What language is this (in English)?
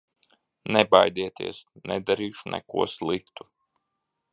Latvian